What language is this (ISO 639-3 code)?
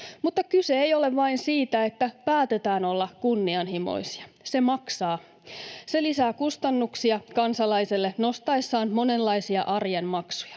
fin